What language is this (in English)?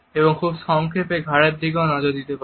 Bangla